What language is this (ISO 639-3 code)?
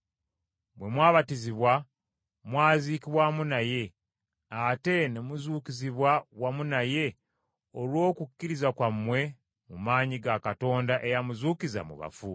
lug